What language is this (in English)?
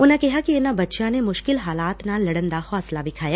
Punjabi